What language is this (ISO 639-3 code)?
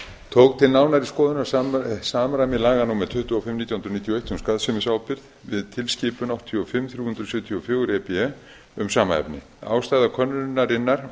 isl